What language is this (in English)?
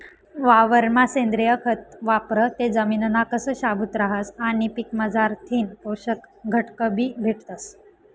Marathi